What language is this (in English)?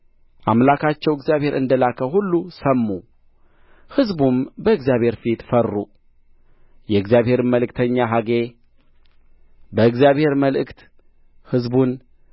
Amharic